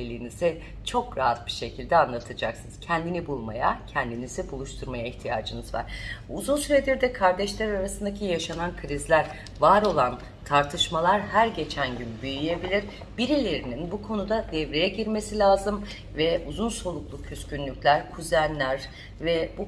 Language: Turkish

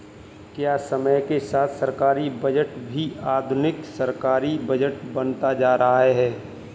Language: Hindi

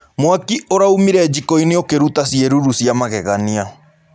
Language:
Kikuyu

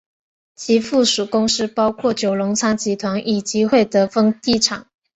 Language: Chinese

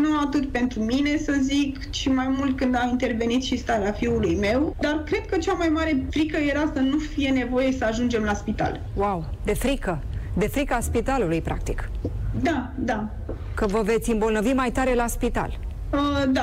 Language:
Romanian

